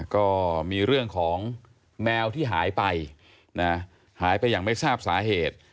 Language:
Thai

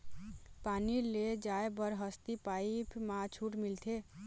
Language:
Chhattisgarhi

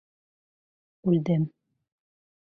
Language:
Bashkir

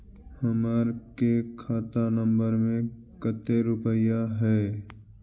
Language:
Magahi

